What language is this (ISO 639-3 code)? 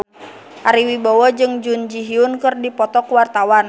sun